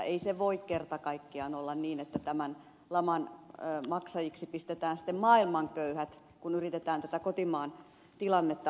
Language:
Finnish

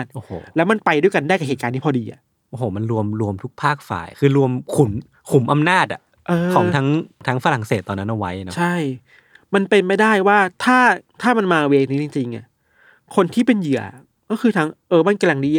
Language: Thai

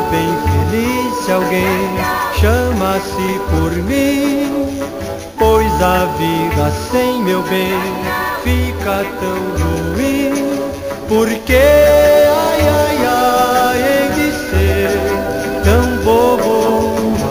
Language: Romanian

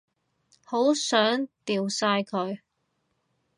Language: Cantonese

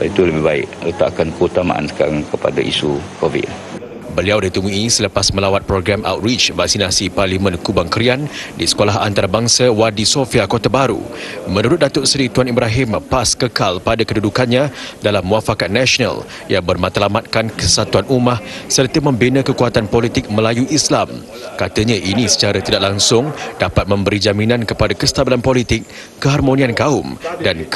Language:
Malay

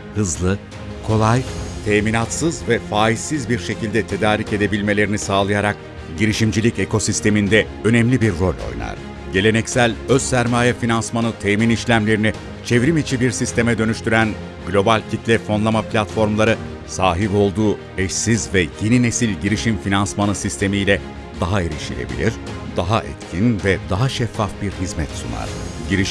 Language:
Turkish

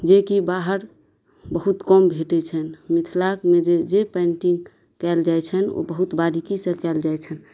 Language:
Maithili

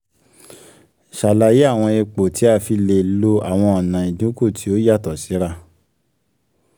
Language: Yoruba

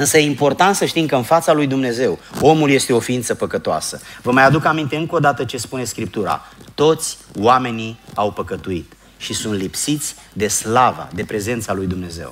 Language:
Romanian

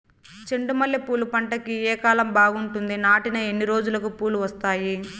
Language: Telugu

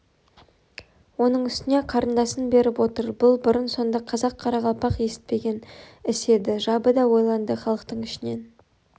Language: Kazakh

